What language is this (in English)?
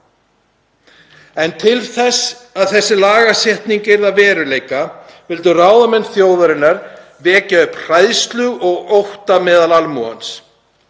Icelandic